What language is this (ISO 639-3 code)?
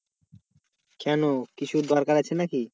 ben